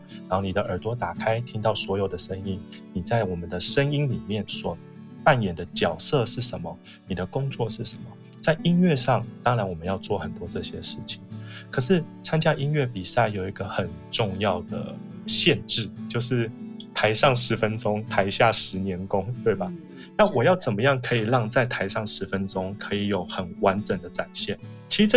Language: Chinese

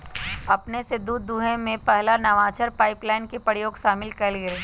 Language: Magahi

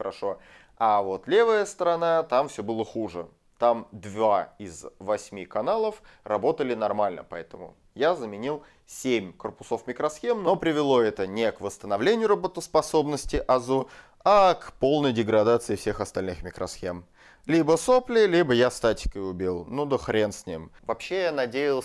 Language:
Russian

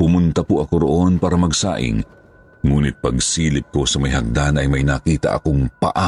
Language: Filipino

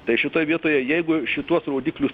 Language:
Lithuanian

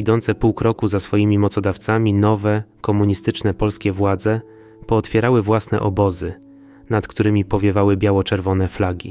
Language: Polish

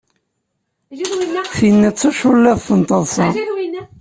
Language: Kabyle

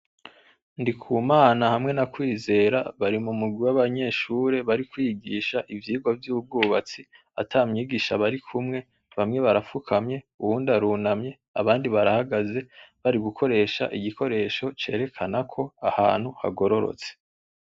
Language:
Rundi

